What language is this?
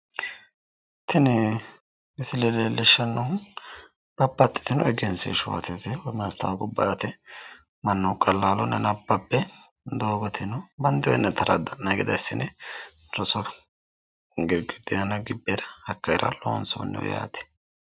Sidamo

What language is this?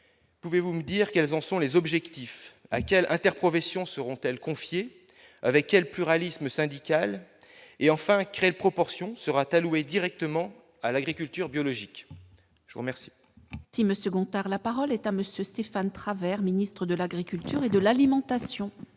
French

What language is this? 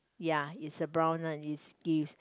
English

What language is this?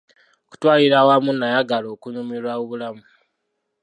Ganda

